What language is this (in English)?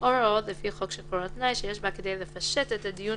Hebrew